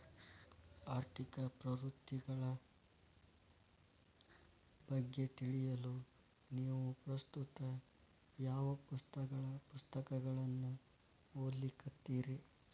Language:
Kannada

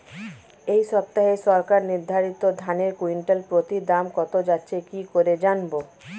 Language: Bangla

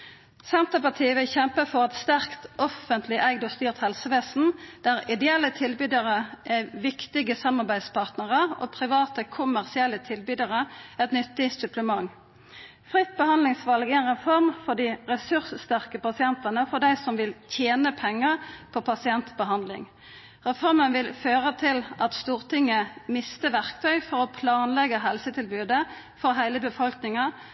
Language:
Norwegian Nynorsk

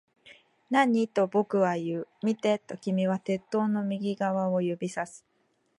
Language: Japanese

